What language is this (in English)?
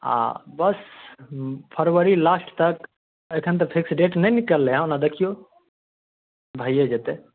Maithili